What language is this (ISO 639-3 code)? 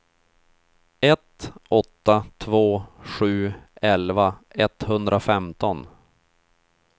swe